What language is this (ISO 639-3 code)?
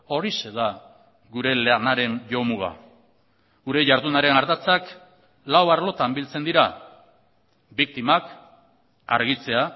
eus